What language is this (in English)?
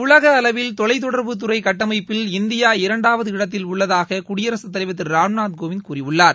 Tamil